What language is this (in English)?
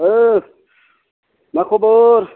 Bodo